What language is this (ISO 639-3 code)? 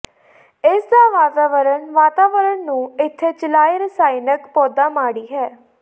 pan